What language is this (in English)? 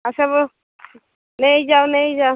Odia